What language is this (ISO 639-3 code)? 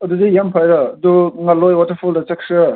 mni